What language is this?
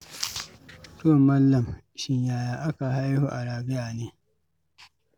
Hausa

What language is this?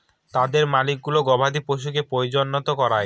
Bangla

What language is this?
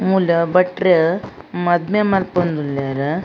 Tulu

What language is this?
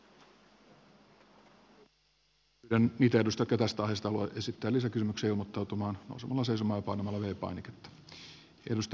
Finnish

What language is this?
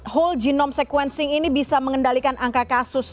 Indonesian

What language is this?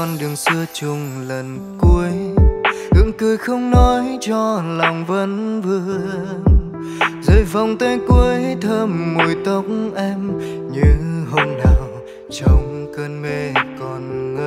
Vietnamese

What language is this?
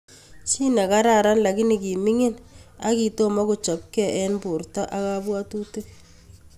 Kalenjin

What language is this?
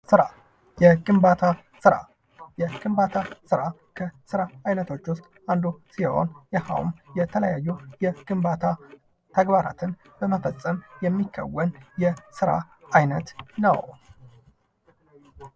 Amharic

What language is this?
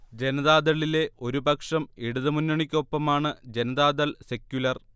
Malayalam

